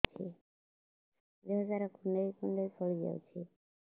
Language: Odia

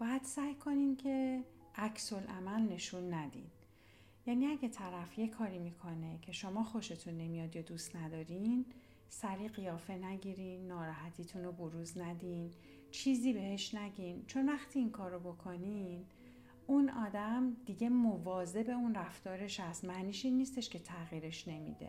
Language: Persian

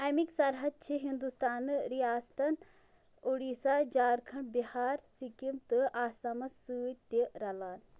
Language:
Kashmiri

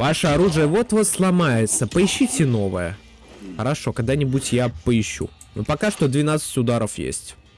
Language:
Russian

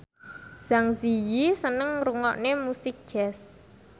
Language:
Javanese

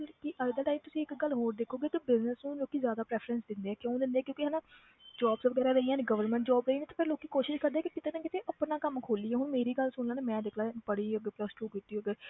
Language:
Punjabi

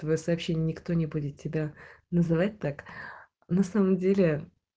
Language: Russian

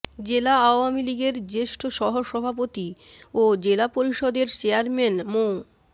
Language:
Bangla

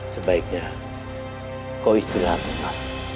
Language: Indonesian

